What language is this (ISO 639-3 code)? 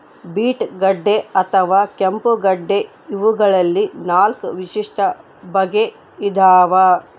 kan